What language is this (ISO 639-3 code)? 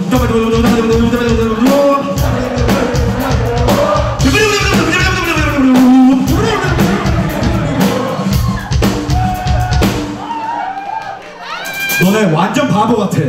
kor